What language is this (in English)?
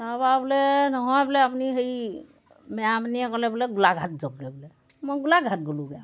Assamese